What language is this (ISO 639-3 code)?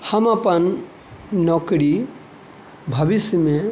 mai